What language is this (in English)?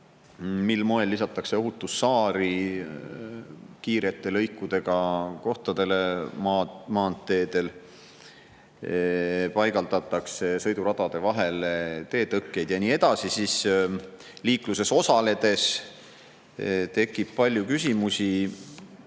Estonian